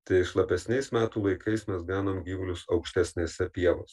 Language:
Lithuanian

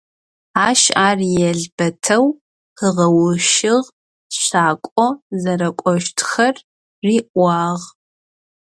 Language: Adyghe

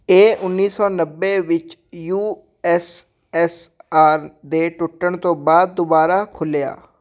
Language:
Punjabi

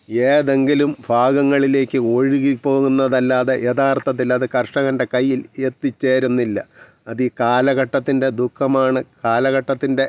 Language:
Malayalam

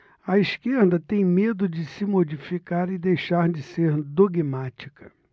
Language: Portuguese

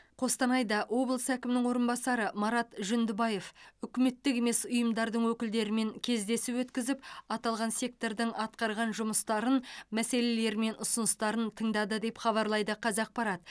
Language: Kazakh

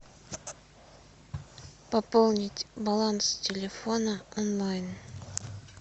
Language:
Russian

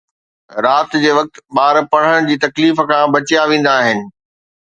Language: Sindhi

